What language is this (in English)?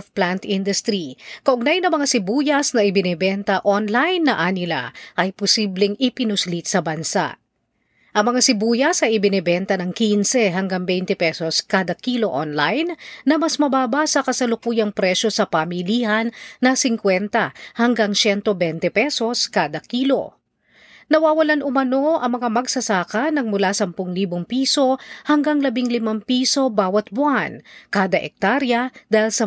Filipino